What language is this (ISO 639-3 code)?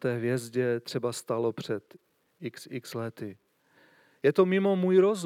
ces